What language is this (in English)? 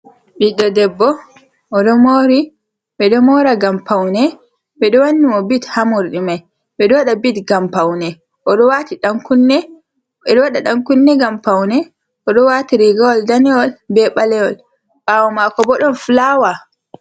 Fula